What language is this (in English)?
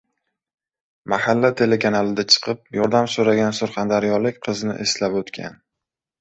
Uzbek